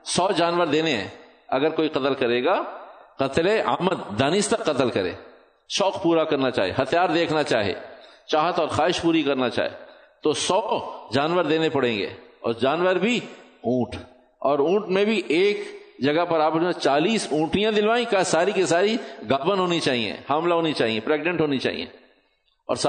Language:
Urdu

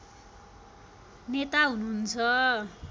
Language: Nepali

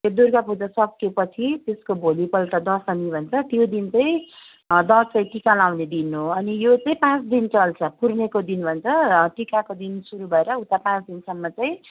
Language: Nepali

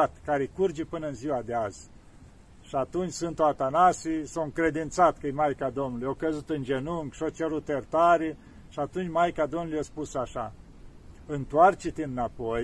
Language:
Romanian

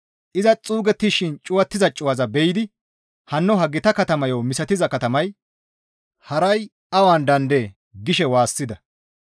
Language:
Gamo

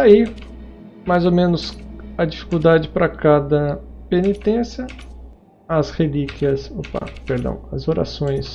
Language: Portuguese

